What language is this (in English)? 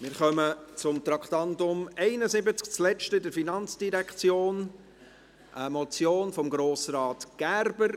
Swiss German